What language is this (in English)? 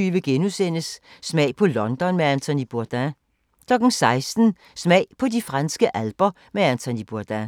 Danish